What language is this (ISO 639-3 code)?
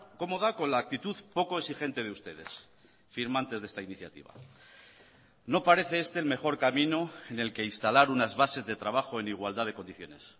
spa